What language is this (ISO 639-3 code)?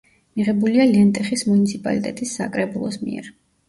kat